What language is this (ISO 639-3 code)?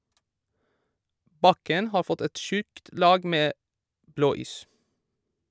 nor